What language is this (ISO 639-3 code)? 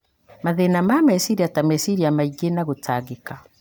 kik